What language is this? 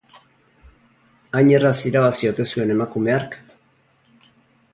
Basque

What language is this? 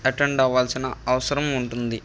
Telugu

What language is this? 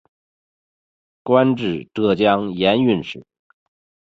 Chinese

